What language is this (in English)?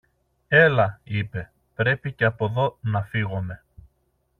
Greek